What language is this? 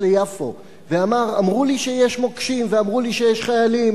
Hebrew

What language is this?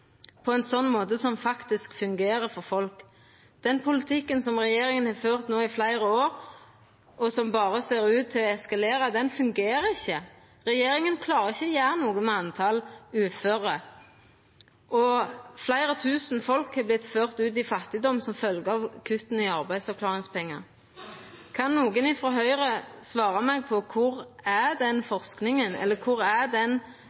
Norwegian Nynorsk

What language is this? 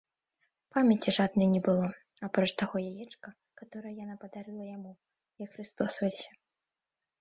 Belarusian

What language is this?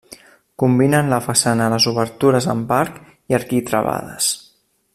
Catalan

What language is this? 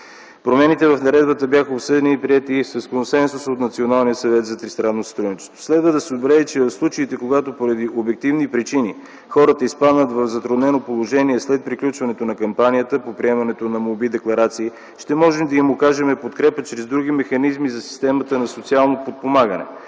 Bulgarian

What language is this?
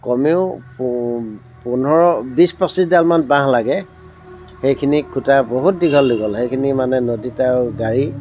Assamese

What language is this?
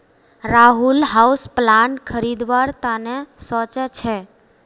Magahi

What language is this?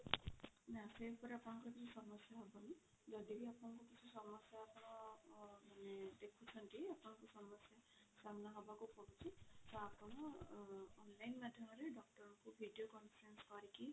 Odia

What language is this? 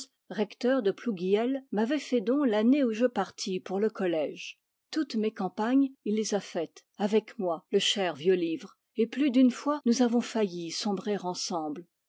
French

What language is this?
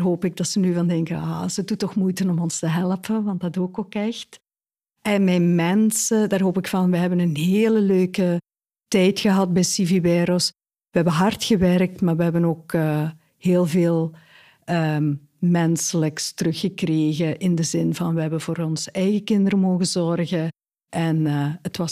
Dutch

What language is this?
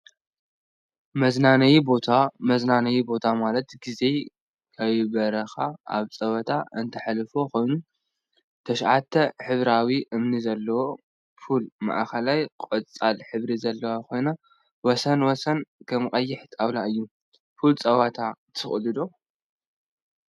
Tigrinya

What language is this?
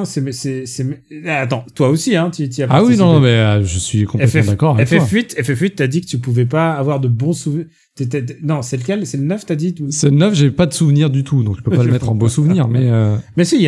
French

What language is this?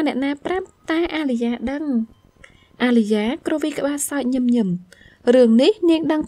Vietnamese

